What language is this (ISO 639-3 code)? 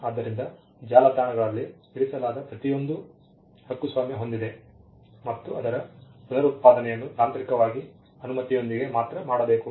kan